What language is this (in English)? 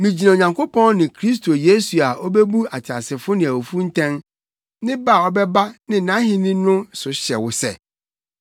Akan